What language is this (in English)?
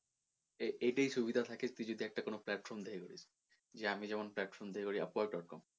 Bangla